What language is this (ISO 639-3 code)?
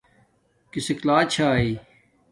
dmk